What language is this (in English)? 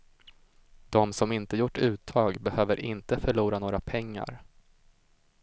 Swedish